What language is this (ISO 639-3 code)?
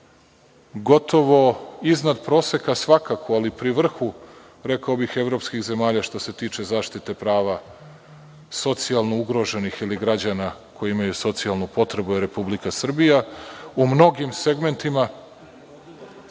srp